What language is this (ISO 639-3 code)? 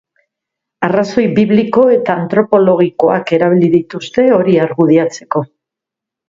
eus